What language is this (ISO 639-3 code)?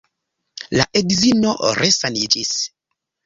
epo